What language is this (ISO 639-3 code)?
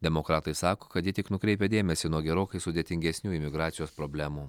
lit